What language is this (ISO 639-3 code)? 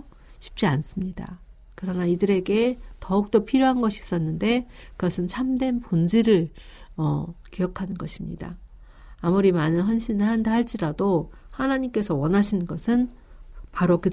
kor